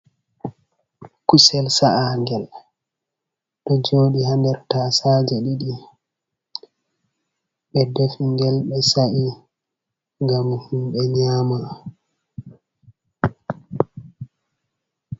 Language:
Fula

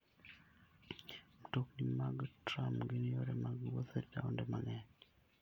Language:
Luo (Kenya and Tanzania)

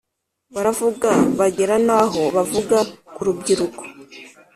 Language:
Kinyarwanda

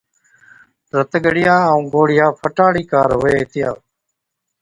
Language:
Od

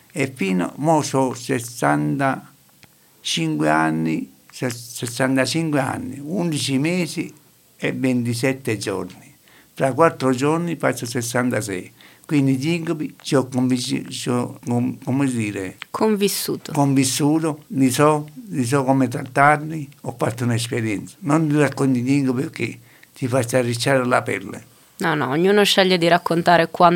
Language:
Italian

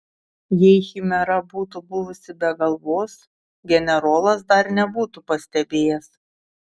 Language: Lithuanian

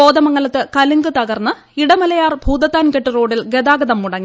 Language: Malayalam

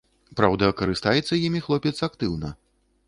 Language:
Belarusian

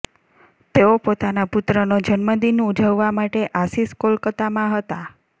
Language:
Gujarati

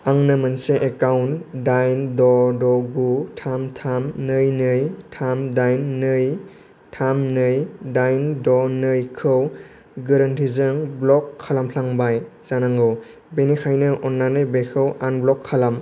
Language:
Bodo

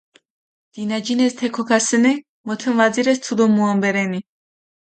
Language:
Mingrelian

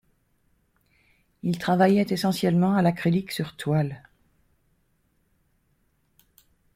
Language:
French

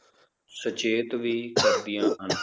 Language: Punjabi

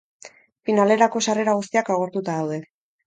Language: Basque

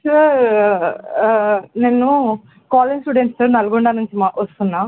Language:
Telugu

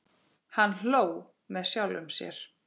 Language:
Icelandic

